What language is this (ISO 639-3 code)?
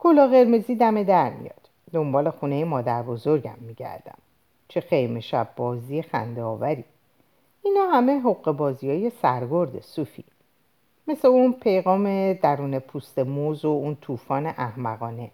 fas